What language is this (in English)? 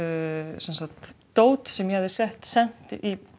Icelandic